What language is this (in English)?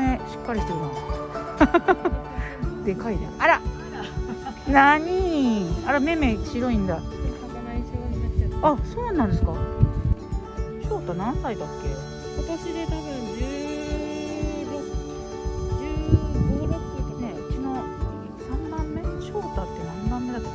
Japanese